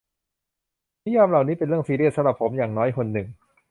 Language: Thai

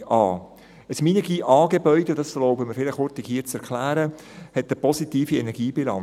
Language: Swiss German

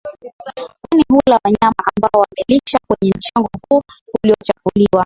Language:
Swahili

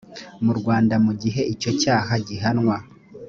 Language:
Kinyarwanda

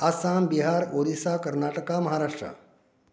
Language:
Konkani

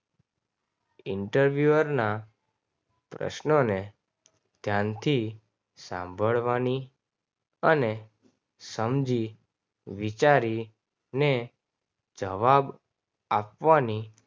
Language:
Gujarati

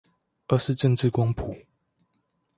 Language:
Chinese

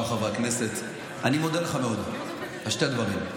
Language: Hebrew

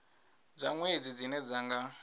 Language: Venda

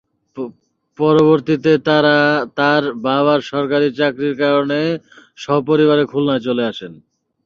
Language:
Bangla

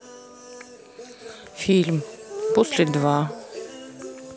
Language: Russian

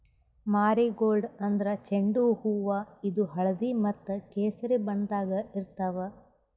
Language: Kannada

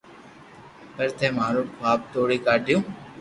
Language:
Loarki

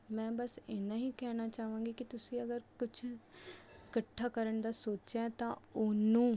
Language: Punjabi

